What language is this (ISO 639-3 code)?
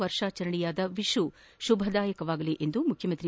kan